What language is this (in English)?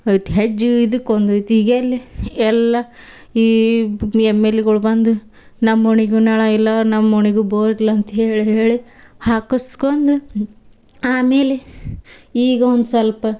Kannada